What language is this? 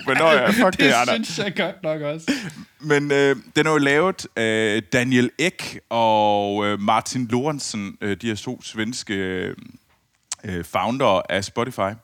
Danish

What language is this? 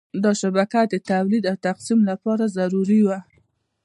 Pashto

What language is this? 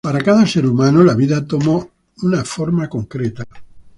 Spanish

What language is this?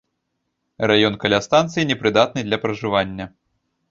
Belarusian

